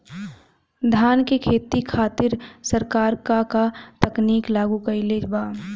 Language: Bhojpuri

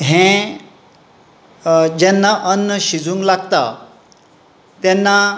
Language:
Konkani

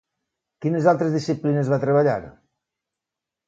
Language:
Catalan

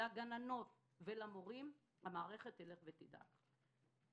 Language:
Hebrew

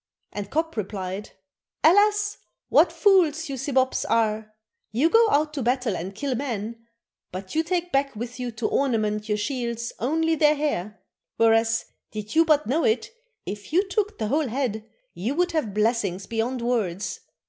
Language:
English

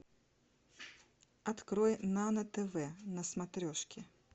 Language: Russian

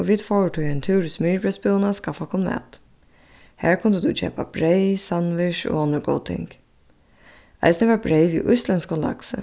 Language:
Faroese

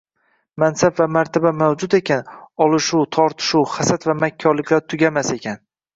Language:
Uzbek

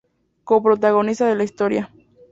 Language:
Spanish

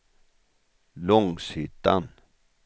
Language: Swedish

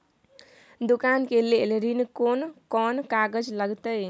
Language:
Maithili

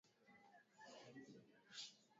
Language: Swahili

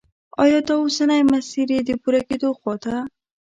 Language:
Pashto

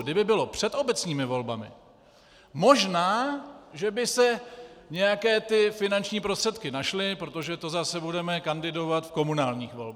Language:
Czech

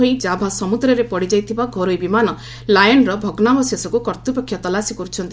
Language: Odia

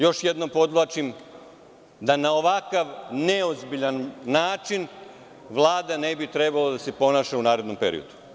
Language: Serbian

